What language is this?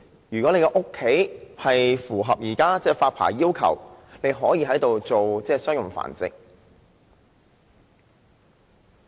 Cantonese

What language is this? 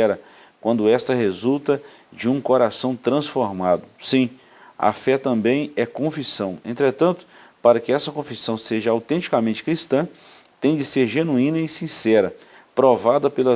Portuguese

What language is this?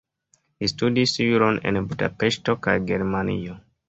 Esperanto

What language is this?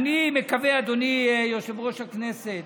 Hebrew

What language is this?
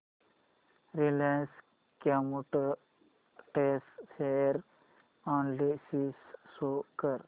Marathi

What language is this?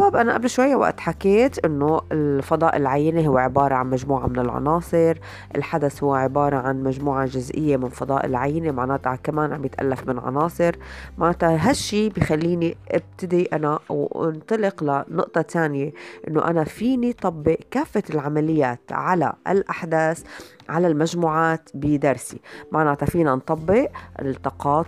Arabic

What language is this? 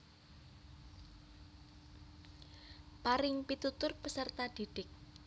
Javanese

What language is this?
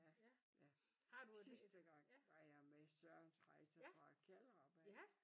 Danish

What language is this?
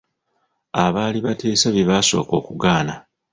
Ganda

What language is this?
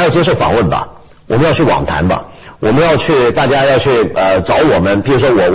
Chinese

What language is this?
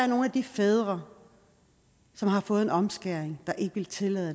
Danish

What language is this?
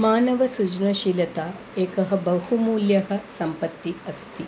Sanskrit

